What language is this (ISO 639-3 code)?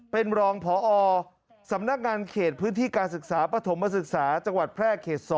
tha